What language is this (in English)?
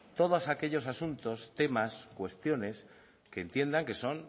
Spanish